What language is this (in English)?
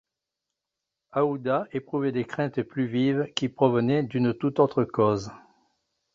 French